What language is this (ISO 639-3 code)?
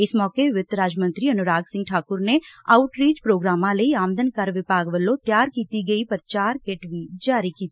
pan